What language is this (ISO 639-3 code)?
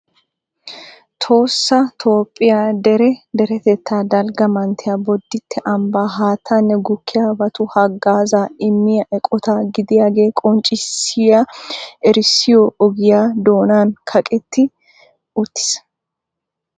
wal